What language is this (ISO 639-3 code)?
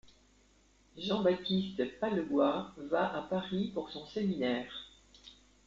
fra